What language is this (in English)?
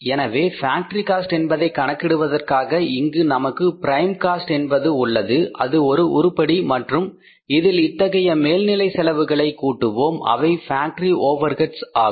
Tamil